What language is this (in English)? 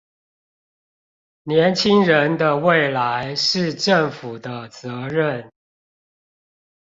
Chinese